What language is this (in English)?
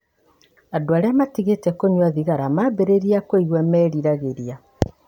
Kikuyu